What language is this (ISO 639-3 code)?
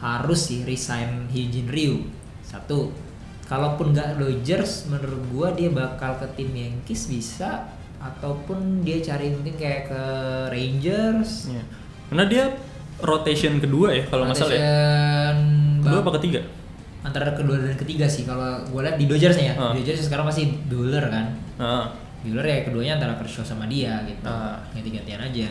ind